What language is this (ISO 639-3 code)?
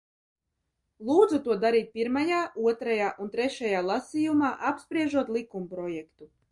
lav